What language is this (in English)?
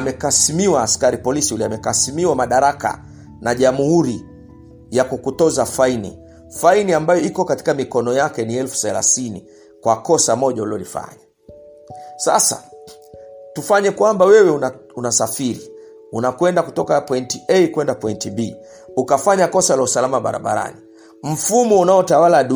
Swahili